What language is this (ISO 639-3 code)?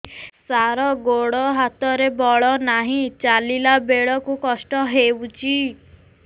ori